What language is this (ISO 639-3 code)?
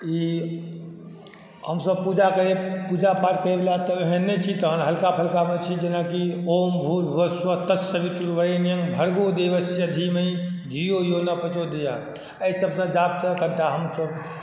mai